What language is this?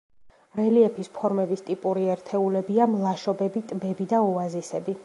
Georgian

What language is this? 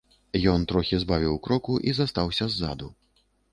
Belarusian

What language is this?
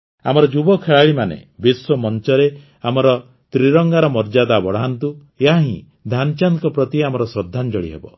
Odia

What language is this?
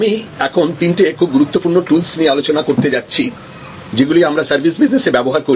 Bangla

